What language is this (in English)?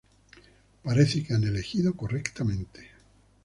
Spanish